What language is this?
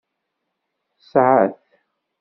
Kabyle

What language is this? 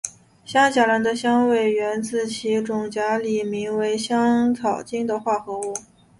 Chinese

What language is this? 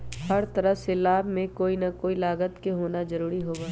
Magahi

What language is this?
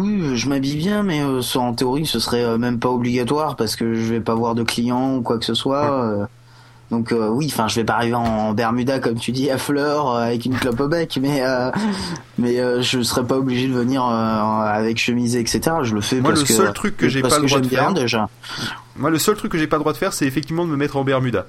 French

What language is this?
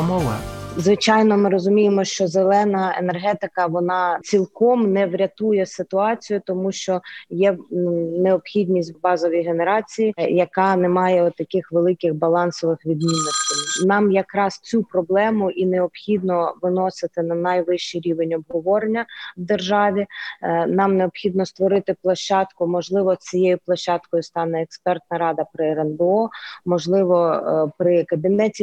Ukrainian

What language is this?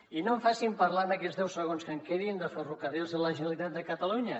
Catalan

